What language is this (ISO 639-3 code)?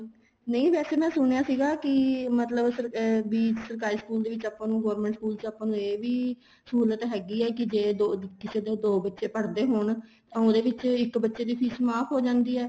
pan